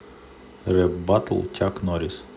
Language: Russian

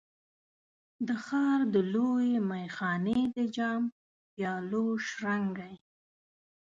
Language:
Pashto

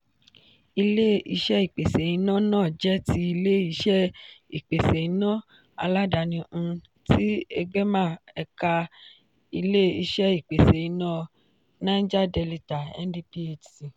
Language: Yoruba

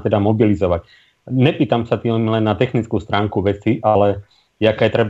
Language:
Slovak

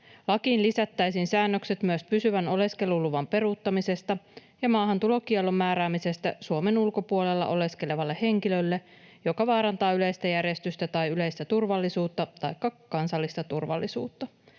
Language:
Finnish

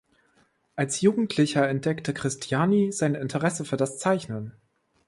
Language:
German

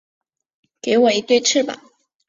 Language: Chinese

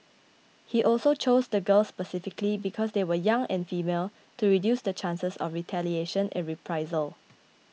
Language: English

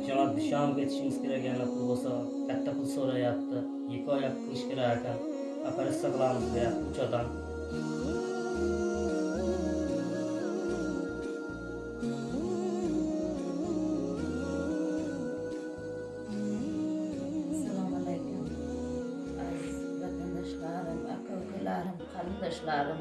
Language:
Turkish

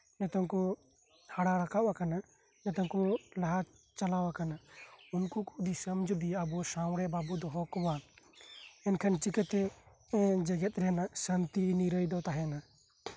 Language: Santali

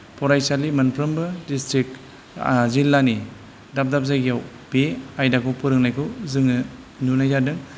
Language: Bodo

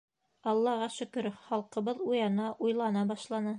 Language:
Bashkir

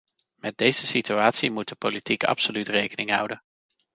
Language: Dutch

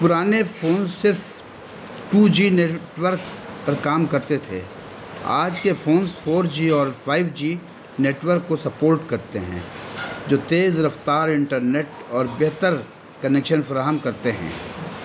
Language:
Urdu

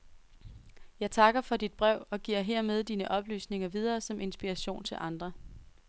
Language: Danish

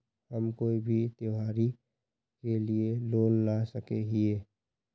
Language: Magahi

